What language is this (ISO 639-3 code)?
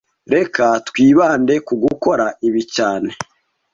kin